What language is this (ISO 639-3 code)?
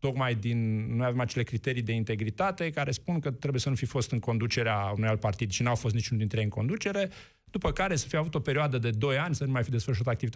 ron